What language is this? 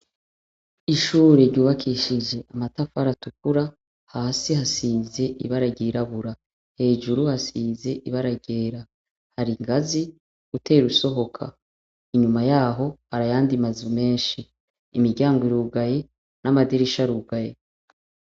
Rundi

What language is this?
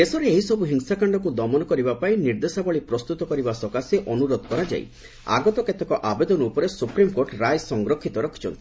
Odia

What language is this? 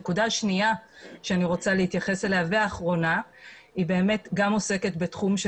Hebrew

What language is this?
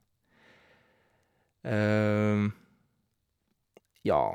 Norwegian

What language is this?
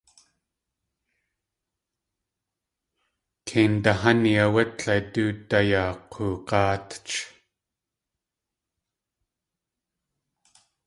Tlingit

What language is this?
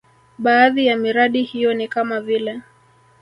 Swahili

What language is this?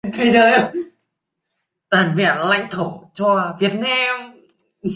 Vietnamese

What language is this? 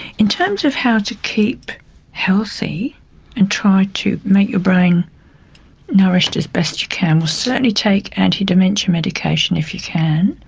English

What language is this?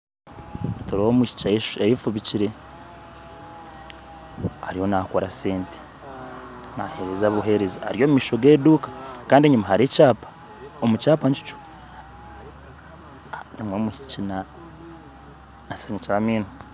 Nyankole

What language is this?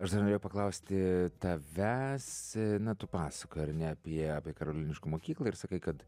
Lithuanian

